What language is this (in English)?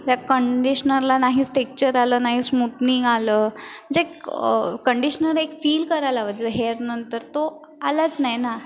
Marathi